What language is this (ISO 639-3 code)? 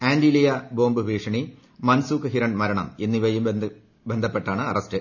mal